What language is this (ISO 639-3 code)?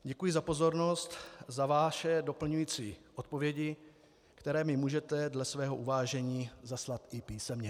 ces